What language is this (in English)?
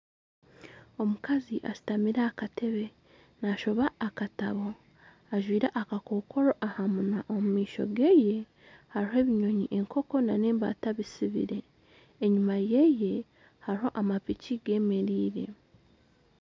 Nyankole